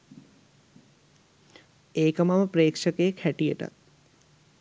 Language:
Sinhala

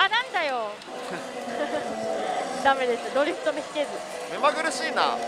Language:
Japanese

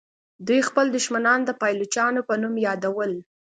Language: Pashto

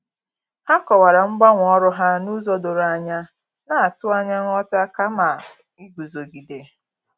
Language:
Igbo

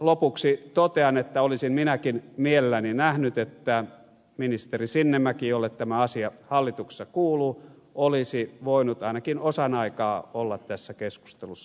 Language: Finnish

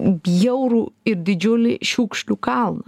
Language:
Lithuanian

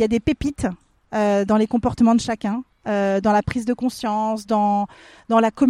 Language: French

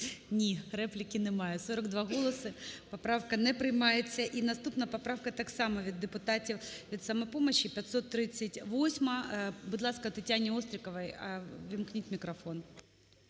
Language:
Ukrainian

